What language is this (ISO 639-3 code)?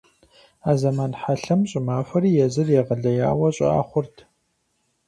kbd